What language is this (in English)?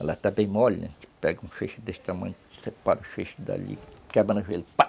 Portuguese